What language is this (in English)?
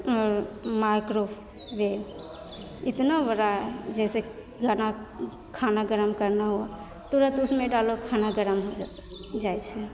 Maithili